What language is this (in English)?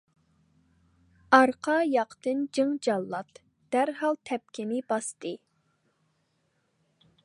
Uyghur